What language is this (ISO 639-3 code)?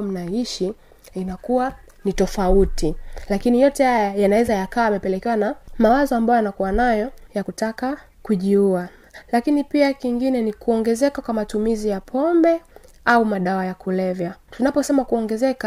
swa